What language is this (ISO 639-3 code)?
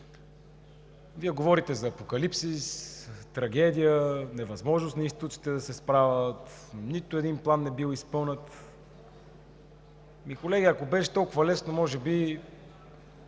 bul